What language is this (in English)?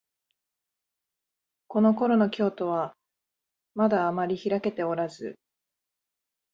Japanese